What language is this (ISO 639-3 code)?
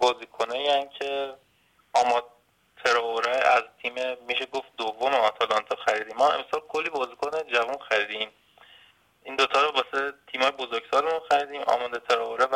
fas